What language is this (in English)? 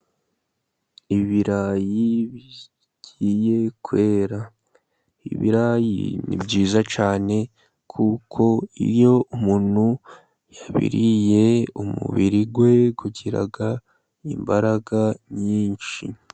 Kinyarwanda